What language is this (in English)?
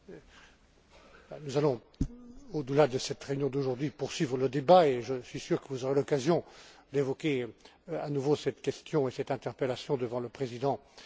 French